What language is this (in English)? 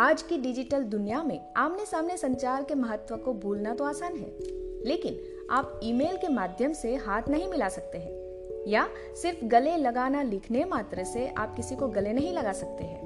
Hindi